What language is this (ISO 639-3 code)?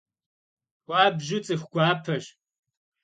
kbd